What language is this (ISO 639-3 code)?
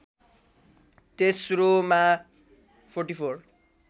nep